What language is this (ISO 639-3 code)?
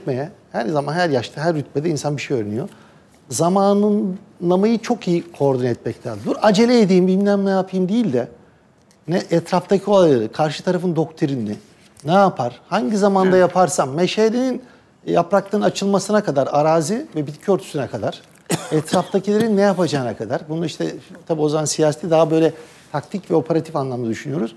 tur